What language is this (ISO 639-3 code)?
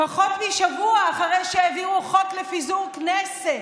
heb